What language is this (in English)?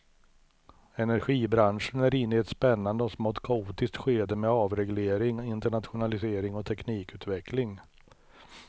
Swedish